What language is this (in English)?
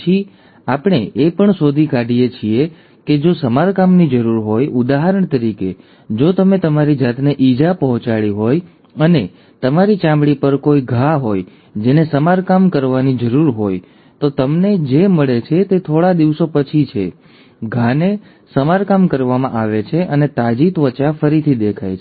Gujarati